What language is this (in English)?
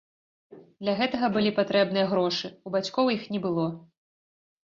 Belarusian